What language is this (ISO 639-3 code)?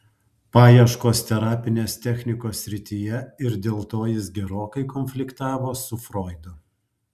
lit